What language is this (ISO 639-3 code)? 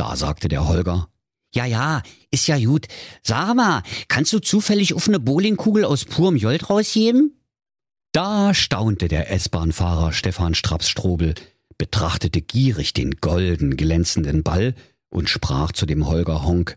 deu